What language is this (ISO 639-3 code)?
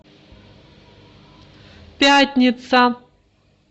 rus